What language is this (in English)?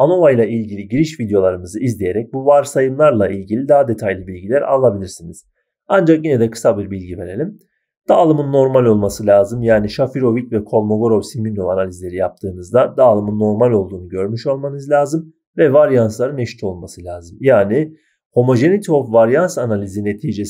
Turkish